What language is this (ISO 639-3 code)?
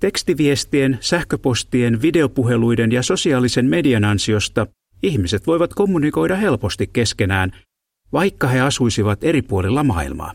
fin